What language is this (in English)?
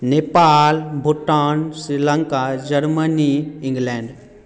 Maithili